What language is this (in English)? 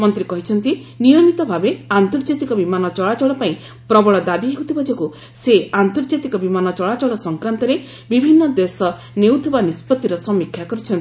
Odia